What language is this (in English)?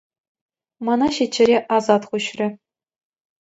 Chuvash